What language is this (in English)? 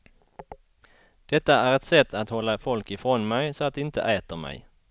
Swedish